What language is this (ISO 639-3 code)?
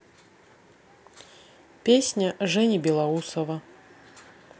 rus